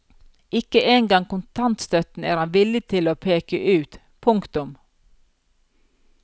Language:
Norwegian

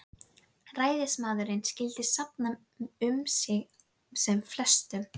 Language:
Icelandic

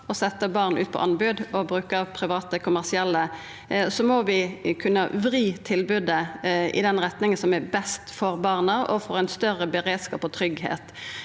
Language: Norwegian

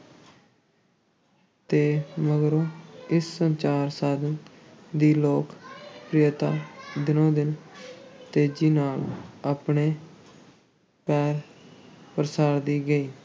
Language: Punjabi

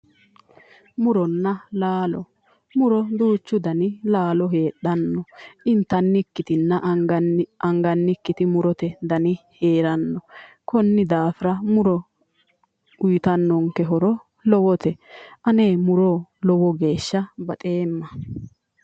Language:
Sidamo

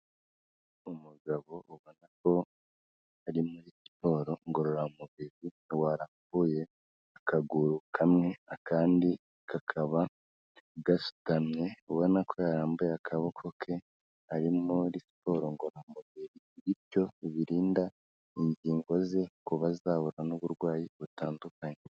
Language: Kinyarwanda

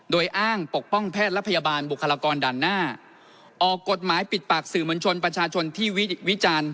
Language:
Thai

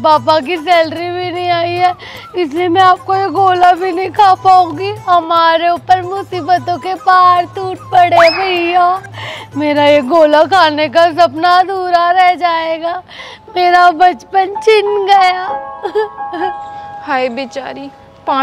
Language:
Hindi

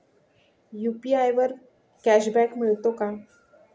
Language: Marathi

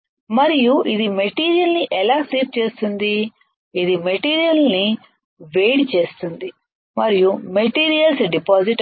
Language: Telugu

